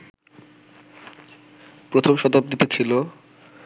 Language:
Bangla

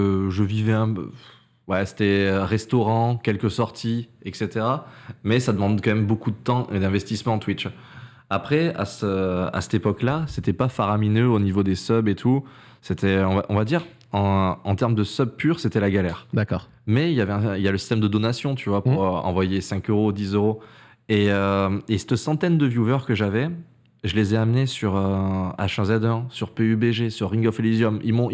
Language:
French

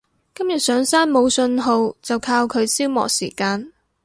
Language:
Cantonese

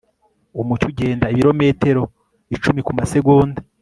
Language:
Kinyarwanda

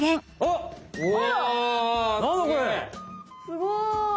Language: Japanese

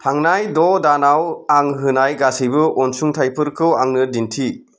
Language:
Bodo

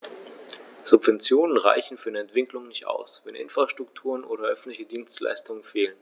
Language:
German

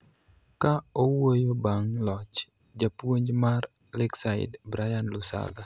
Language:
Luo (Kenya and Tanzania)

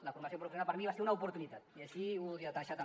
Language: Catalan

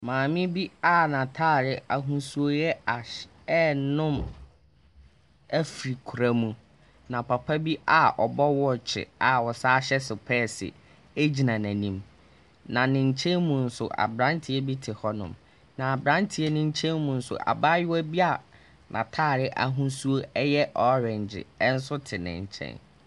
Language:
Akan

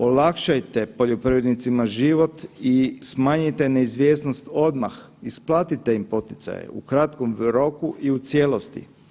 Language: Croatian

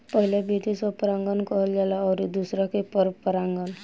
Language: Bhojpuri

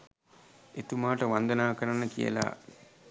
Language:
Sinhala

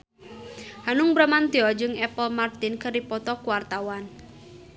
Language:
Sundanese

